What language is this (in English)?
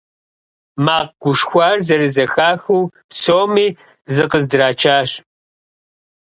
Kabardian